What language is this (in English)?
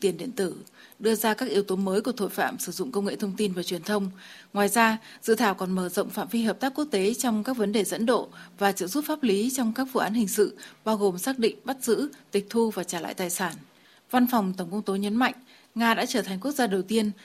Vietnamese